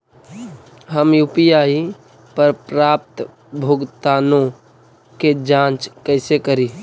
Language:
Magahi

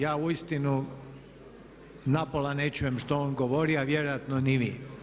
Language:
Croatian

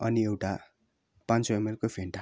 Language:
Nepali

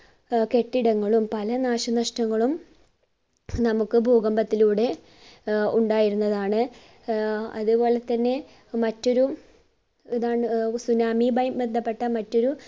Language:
Malayalam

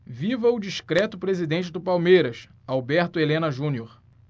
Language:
Portuguese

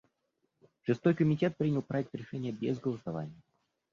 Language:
Russian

